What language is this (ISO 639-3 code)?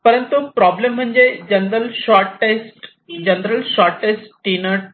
mar